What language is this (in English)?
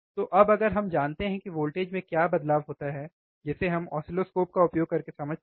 Hindi